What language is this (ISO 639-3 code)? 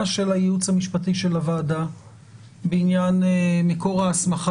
heb